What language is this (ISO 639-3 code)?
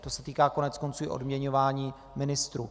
ces